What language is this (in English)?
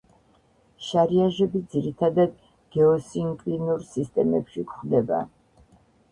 Georgian